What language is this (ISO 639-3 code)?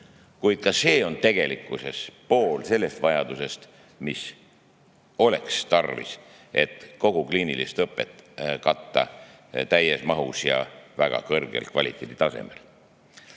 est